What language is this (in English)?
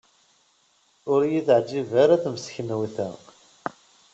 Kabyle